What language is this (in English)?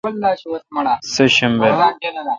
Kalkoti